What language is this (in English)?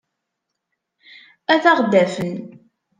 Kabyle